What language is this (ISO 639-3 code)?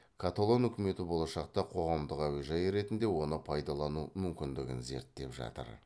kaz